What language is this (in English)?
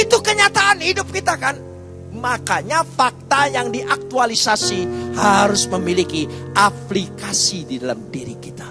Indonesian